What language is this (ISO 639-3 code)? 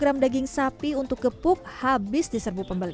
ind